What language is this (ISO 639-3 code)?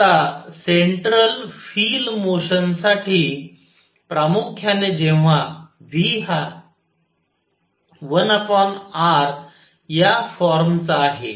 mar